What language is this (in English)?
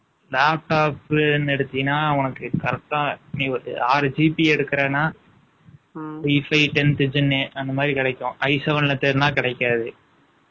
Tamil